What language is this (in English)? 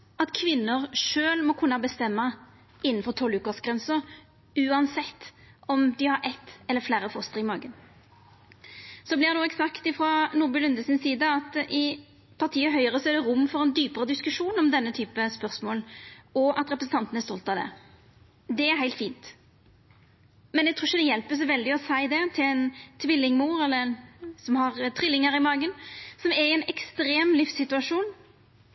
Norwegian Nynorsk